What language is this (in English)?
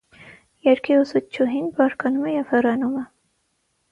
Armenian